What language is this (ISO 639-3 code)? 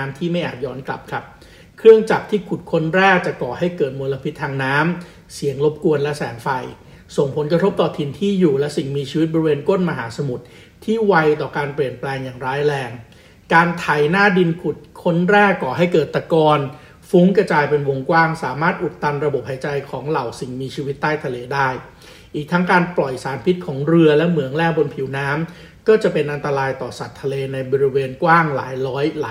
tha